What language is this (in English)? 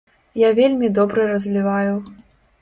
Belarusian